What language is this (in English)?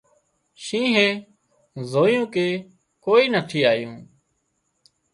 Wadiyara Koli